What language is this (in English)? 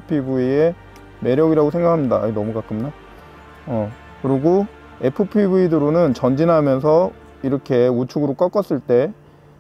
Korean